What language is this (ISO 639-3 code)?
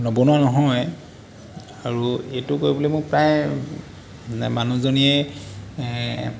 asm